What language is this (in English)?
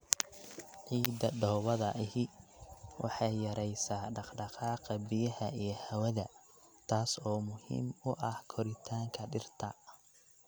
Somali